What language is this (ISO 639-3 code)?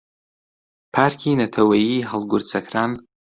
ckb